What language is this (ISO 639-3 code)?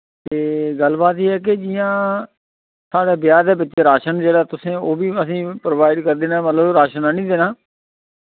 doi